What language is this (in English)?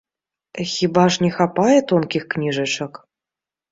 Belarusian